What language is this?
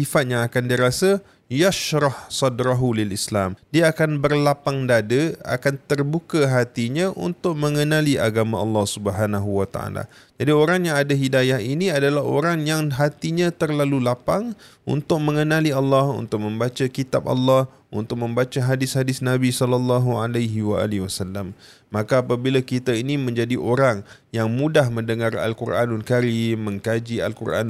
Malay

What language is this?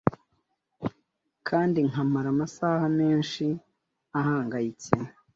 Kinyarwanda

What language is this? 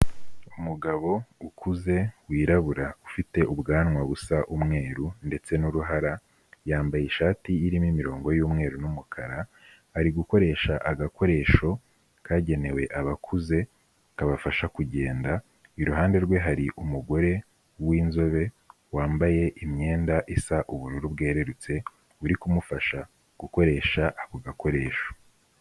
Kinyarwanda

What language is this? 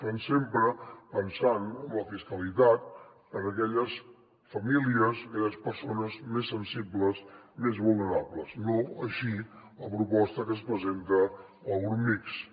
Catalan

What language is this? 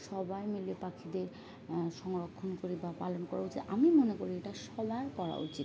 Bangla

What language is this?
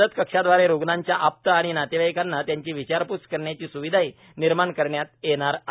Marathi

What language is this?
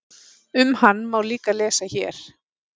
Icelandic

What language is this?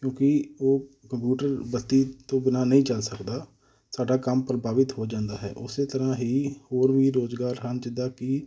Punjabi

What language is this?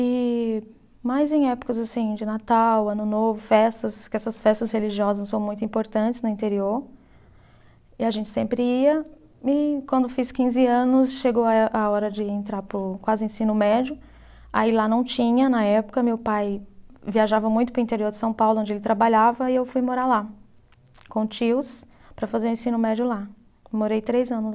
Portuguese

